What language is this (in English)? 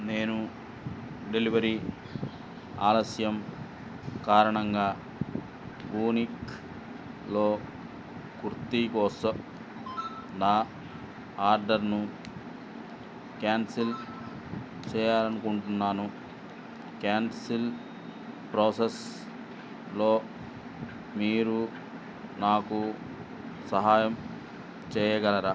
Telugu